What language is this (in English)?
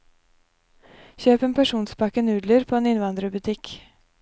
Norwegian